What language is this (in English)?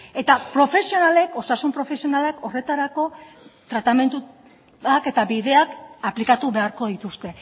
Basque